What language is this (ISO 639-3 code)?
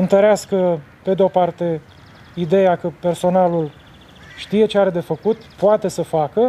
ron